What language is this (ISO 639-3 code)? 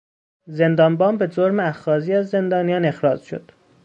fas